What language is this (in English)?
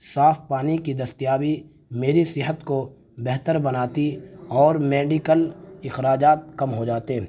Urdu